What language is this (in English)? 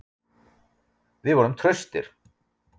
Icelandic